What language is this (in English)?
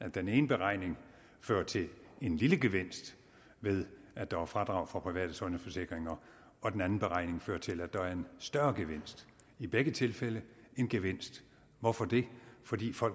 Danish